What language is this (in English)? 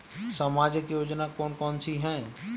Hindi